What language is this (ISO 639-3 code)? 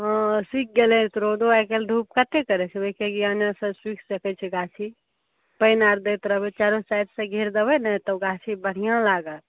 mai